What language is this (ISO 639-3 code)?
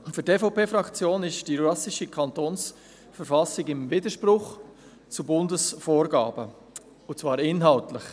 gsw